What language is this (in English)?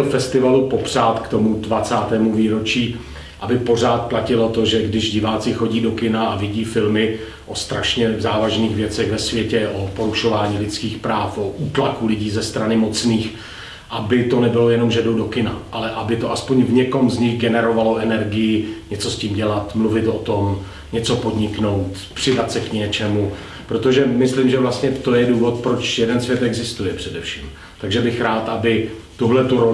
Czech